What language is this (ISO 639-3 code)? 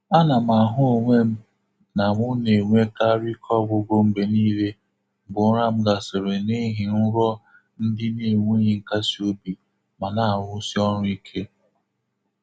ibo